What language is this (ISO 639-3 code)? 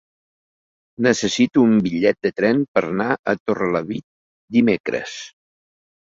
cat